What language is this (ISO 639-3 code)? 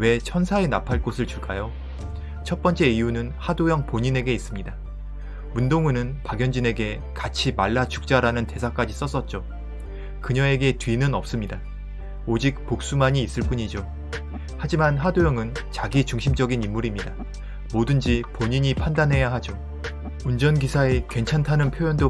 kor